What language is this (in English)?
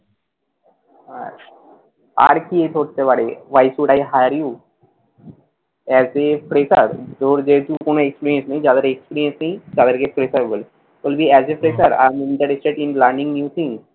Bangla